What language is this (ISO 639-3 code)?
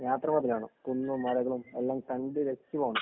mal